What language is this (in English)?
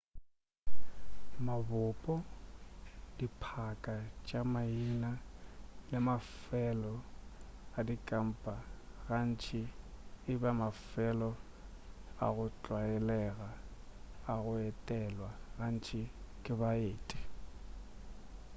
Northern Sotho